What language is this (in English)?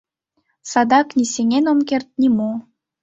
Mari